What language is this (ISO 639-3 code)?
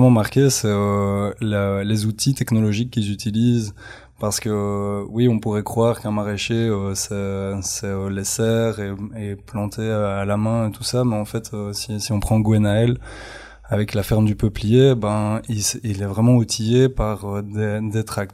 fra